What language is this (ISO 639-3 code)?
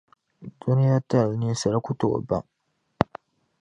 dag